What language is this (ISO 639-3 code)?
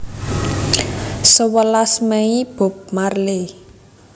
jav